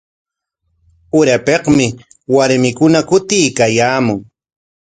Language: Corongo Ancash Quechua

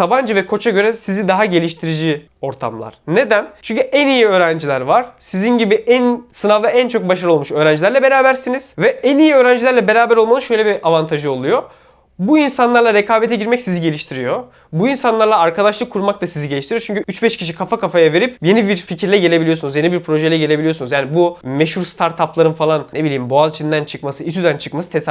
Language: Turkish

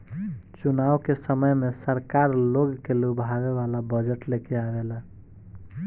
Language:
Bhojpuri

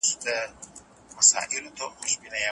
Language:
Pashto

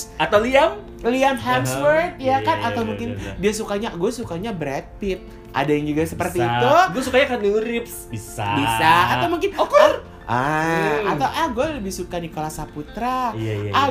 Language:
Indonesian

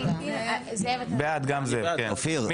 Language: Hebrew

